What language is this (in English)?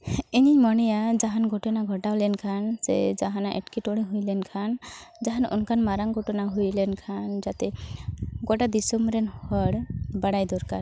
Santali